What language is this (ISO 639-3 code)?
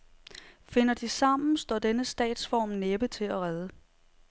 dan